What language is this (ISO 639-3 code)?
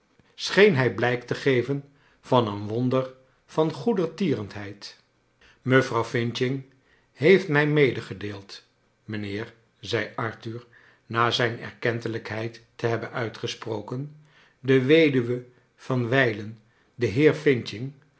nld